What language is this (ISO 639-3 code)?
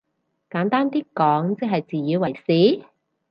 yue